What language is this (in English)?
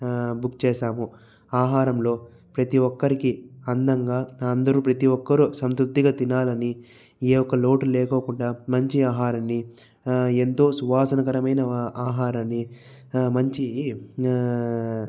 Telugu